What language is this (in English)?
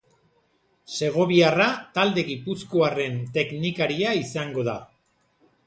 Basque